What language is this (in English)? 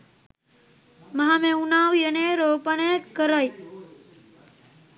Sinhala